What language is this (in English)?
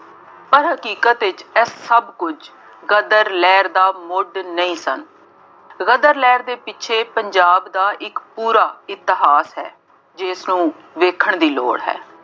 Punjabi